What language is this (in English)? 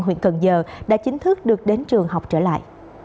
Vietnamese